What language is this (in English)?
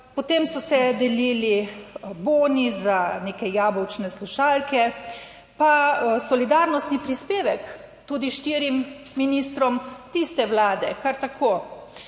Slovenian